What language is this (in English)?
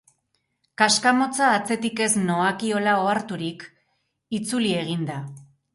Basque